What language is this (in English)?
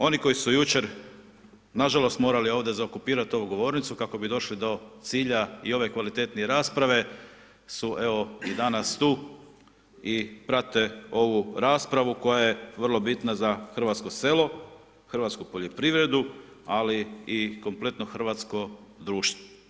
Croatian